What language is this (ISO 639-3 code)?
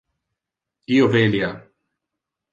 ina